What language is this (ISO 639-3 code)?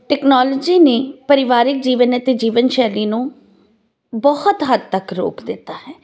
pan